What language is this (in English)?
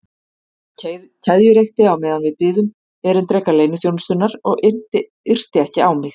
Icelandic